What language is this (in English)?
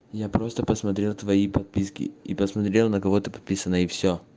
Russian